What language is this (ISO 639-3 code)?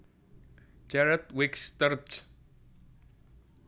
jav